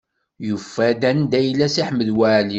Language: Kabyle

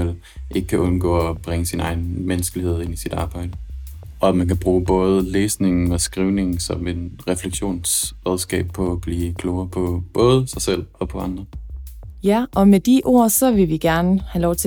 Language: Danish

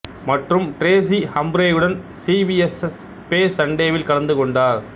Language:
Tamil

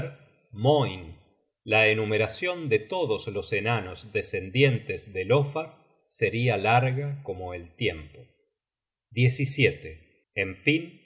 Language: Spanish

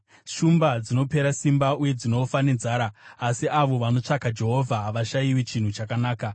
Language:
Shona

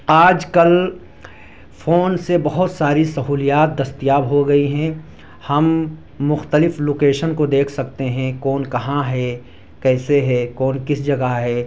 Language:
Urdu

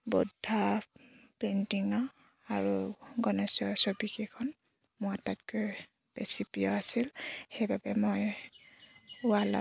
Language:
Assamese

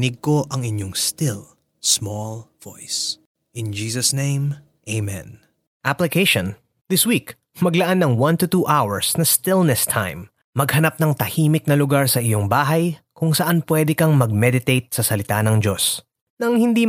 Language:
Filipino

